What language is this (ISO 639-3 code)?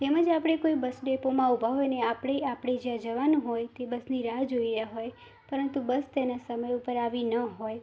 guj